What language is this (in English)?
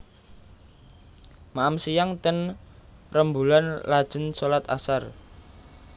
Javanese